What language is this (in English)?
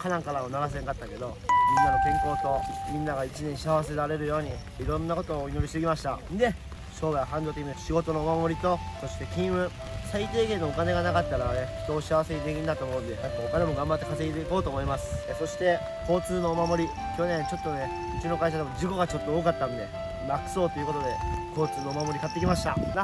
Japanese